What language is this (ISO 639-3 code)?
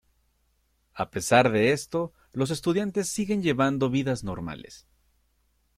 spa